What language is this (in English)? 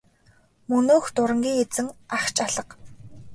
Mongolian